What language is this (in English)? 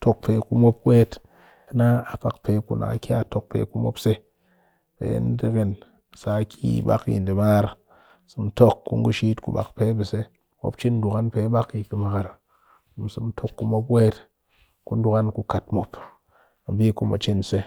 Cakfem-Mushere